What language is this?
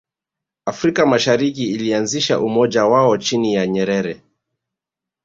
Swahili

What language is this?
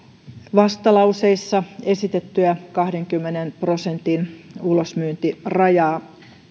Finnish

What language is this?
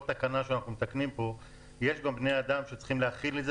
Hebrew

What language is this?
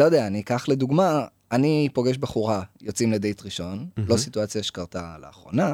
Hebrew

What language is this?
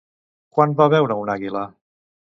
Catalan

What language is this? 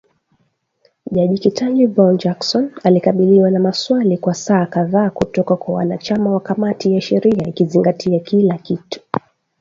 Swahili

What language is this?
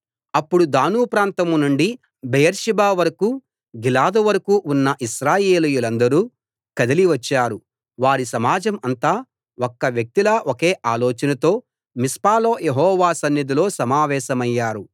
Telugu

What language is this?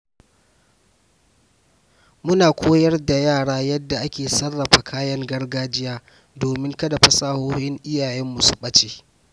Hausa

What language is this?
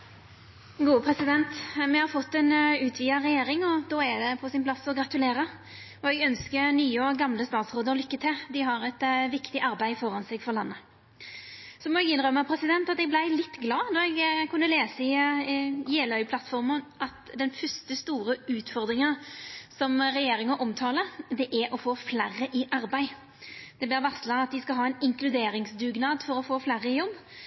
Norwegian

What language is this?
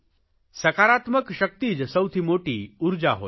Gujarati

